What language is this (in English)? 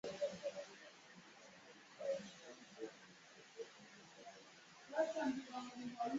Ganda